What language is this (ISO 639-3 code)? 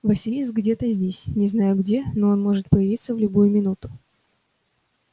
rus